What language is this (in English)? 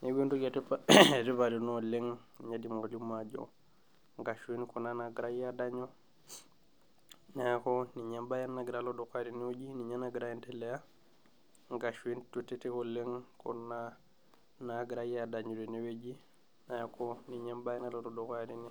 Masai